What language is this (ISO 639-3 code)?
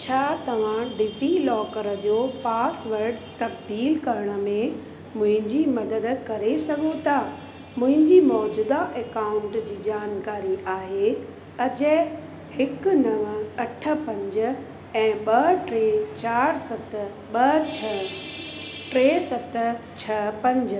snd